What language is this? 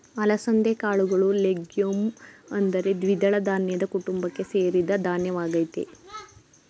Kannada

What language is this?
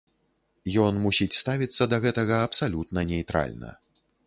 Belarusian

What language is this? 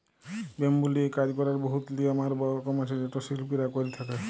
Bangla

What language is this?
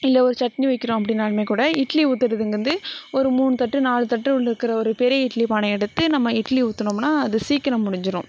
Tamil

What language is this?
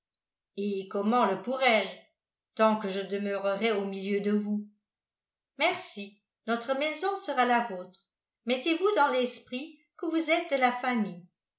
French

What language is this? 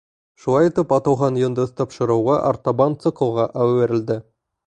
Bashkir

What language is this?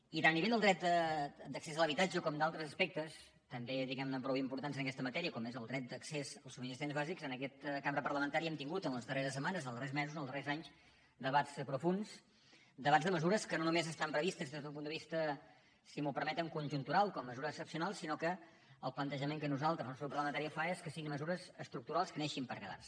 Catalan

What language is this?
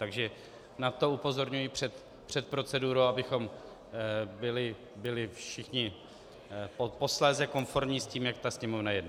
Czech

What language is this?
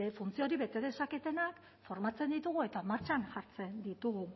Basque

